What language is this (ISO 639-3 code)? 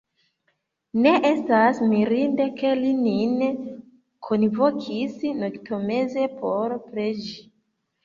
epo